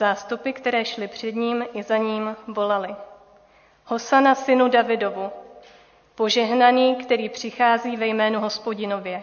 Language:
Czech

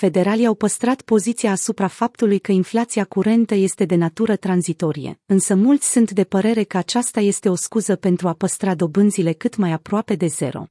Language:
Romanian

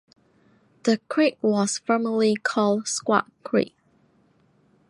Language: English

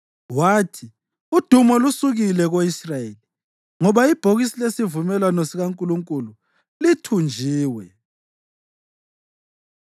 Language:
North Ndebele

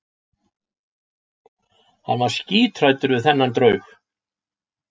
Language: Icelandic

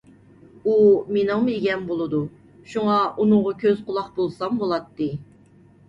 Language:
Uyghur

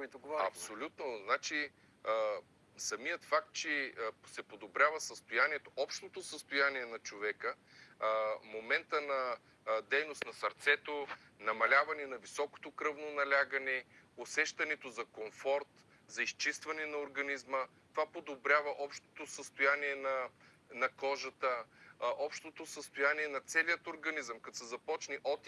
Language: Bulgarian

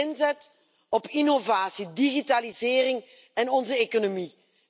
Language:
Dutch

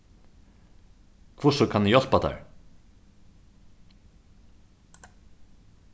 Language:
Faroese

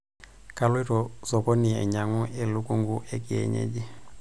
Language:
Masai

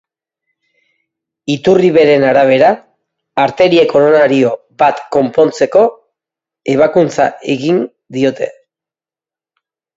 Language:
Basque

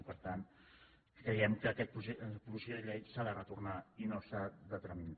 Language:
Catalan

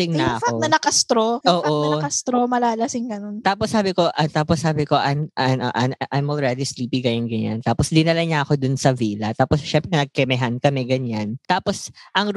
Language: Filipino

